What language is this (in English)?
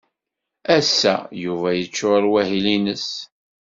Kabyle